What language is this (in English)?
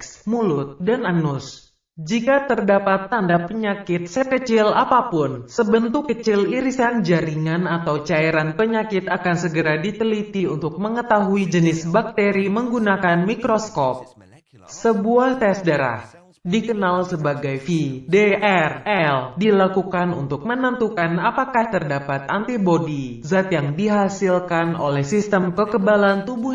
Indonesian